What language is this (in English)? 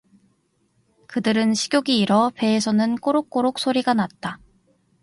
Korean